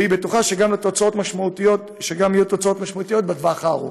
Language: Hebrew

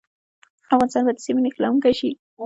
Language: Pashto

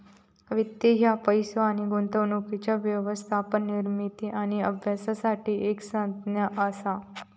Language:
Marathi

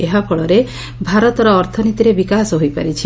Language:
Odia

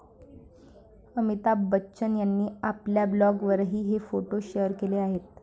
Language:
Marathi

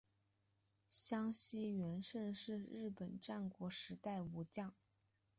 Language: Chinese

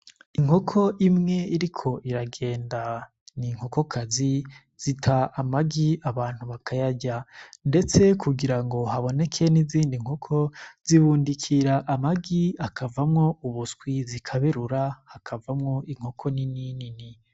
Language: Rundi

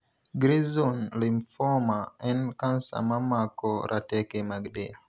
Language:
Luo (Kenya and Tanzania)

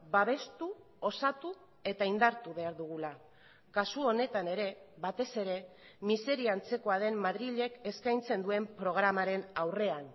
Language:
Basque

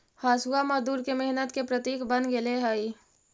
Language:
Magahi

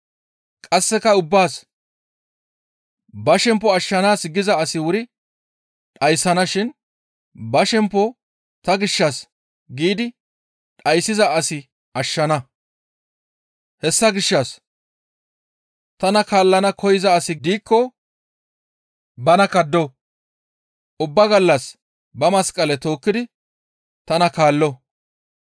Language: Gamo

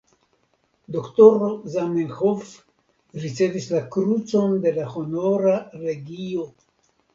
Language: Esperanto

